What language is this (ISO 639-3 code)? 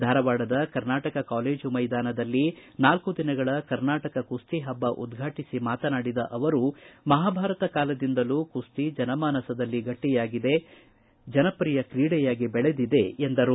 kan